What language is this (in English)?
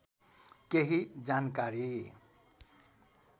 Nepali